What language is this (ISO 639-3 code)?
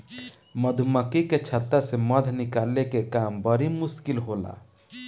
bho